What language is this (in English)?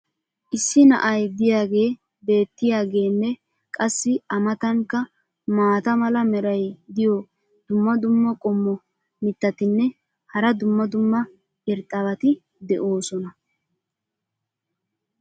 Wolaytta